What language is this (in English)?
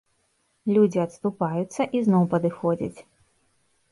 Belarusian